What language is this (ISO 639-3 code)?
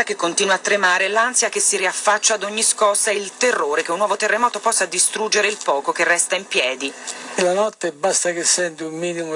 ita